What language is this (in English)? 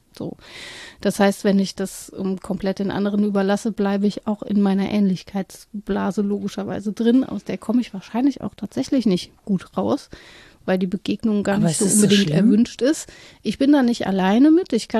German